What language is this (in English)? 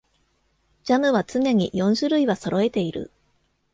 Japanese